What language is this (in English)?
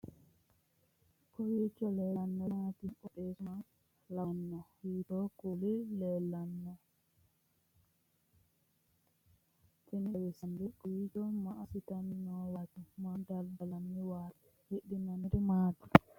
Sidamo